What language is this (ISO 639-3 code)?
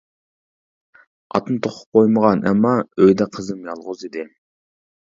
uig